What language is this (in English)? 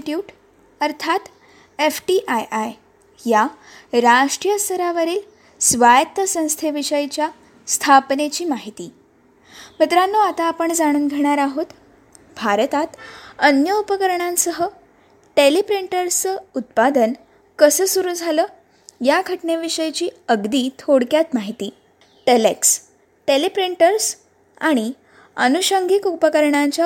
Marathi